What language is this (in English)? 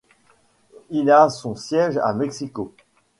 French